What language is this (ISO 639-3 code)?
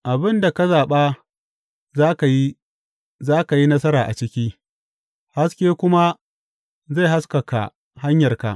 hau